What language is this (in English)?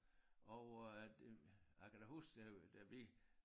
Danish